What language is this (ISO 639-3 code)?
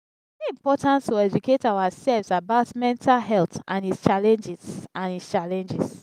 pcm